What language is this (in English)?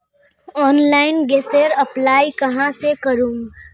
Magahi